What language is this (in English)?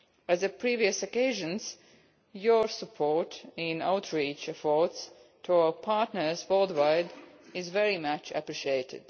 English